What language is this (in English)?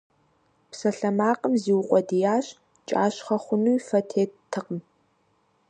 Kabardian